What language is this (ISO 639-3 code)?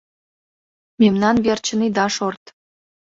chm